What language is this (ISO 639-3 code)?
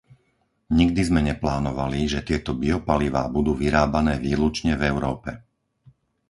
slk